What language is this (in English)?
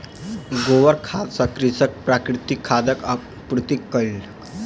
Maithili